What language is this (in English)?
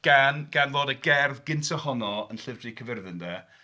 Welsh